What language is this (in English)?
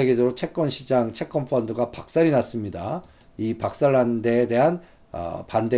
Korean